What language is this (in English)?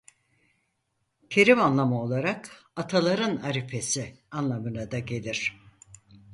Turkish